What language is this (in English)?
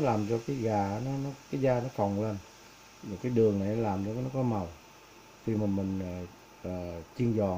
Vietnamese